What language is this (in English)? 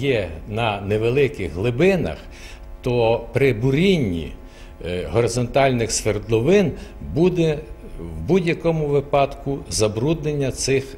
Ukrainian